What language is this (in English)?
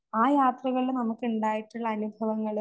Malayalam